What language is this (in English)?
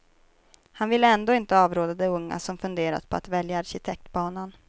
Swedish